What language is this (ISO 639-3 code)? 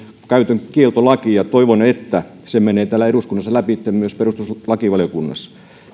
fin